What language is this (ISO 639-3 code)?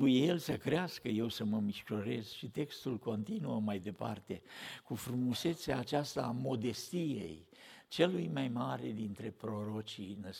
ron